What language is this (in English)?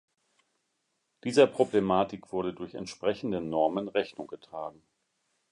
German